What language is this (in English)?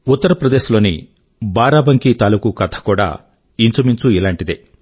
Telugu